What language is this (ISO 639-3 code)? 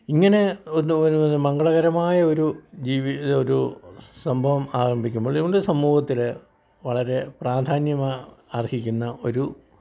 mal